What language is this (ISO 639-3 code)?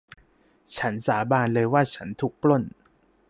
tha